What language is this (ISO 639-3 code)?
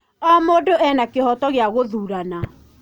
kik